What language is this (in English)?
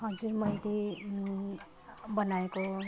Nepali